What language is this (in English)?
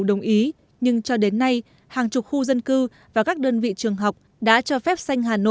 Vietnamese